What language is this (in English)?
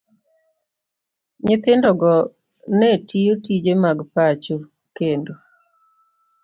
Luo (Kenya and Tanzania)